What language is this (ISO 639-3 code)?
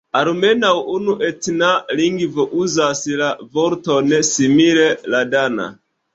epo